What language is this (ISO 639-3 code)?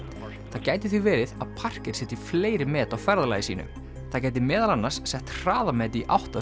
isl